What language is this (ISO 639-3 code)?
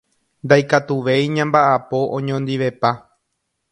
grn